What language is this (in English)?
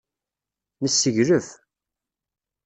Kabyle